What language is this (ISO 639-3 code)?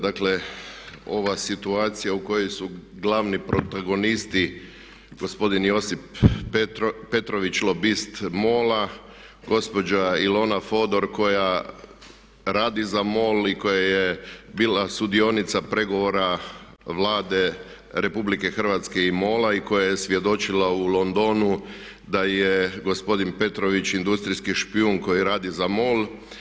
hrv